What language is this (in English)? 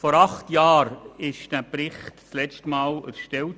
Swiss German